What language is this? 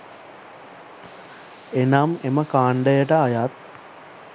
Sinhala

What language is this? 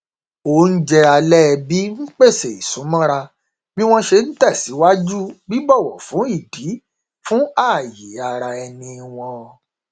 Yoruba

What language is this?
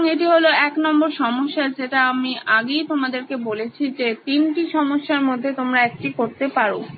Bangla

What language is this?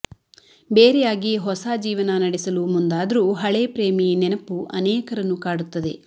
Kannada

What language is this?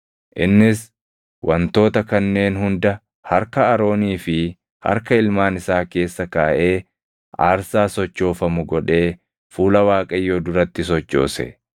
Oromo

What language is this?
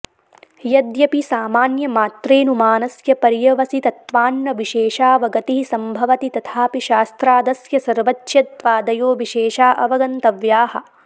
Sanskrit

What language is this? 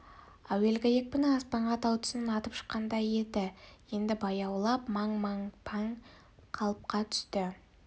Kazakh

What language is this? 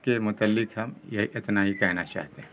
Urdu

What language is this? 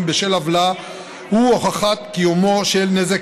Hebrew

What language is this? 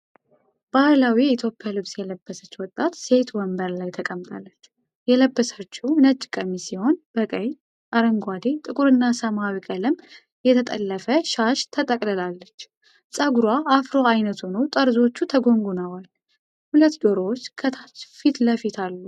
Amharic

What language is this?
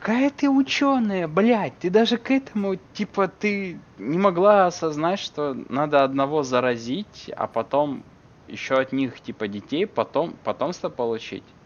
Russian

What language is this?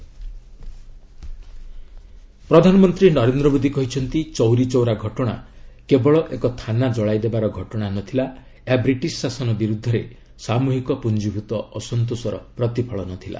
Odia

